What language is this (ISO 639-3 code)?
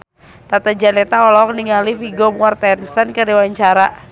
sun